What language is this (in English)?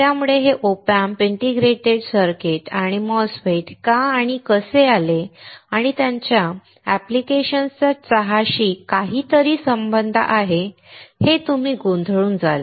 Marathi